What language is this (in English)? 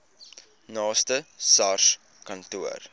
Afrikaans